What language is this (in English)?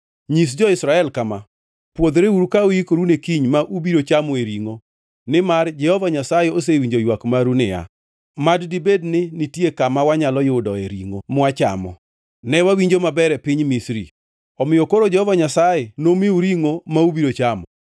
Luo (Kenya and Tanzania)